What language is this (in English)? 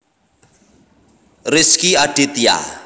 Javanese